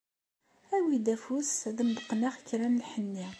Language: Kabyle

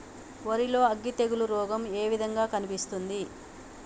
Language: Telugu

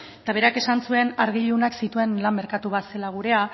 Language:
Basque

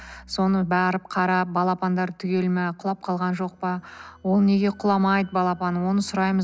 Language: Kazakh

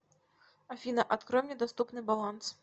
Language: Russian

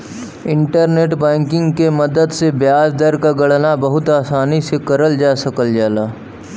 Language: Bhojpuri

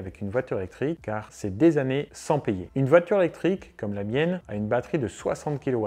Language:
French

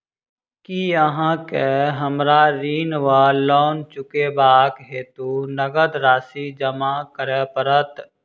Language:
Maithili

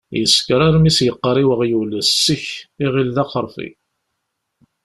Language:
Kabyle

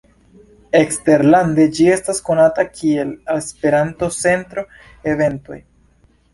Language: Esperanto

